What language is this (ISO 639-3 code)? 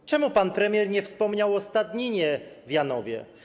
pol